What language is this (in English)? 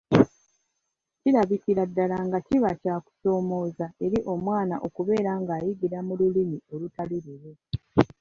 Ganda